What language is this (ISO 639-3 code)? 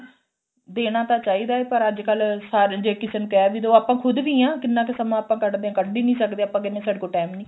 pan